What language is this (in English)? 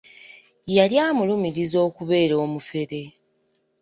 Ganda